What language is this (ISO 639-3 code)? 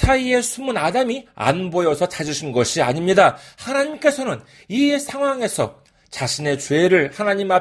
kor